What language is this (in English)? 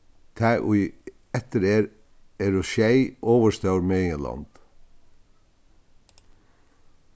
Faroese